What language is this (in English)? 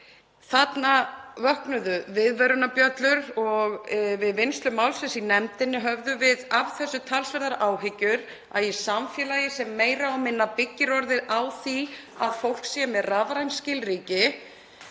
Icelandic